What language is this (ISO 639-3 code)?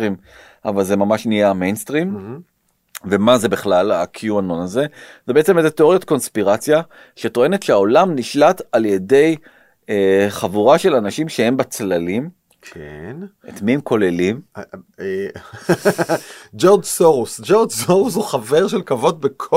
heb